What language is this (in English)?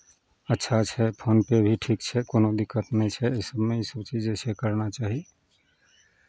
Maithili